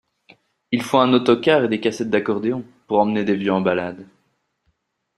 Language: French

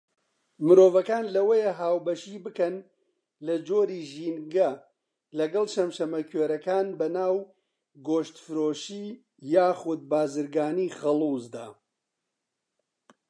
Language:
Central Kurdish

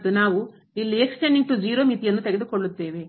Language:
Kannada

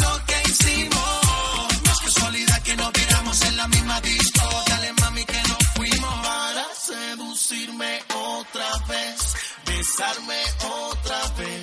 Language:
Spanish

